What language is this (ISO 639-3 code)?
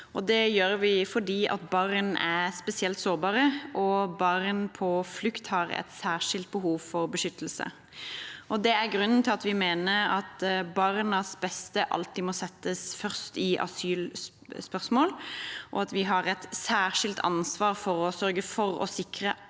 nor